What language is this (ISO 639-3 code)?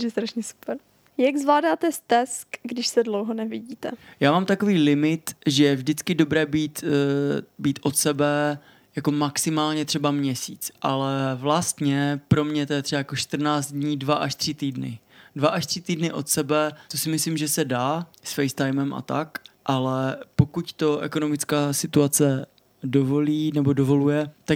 ces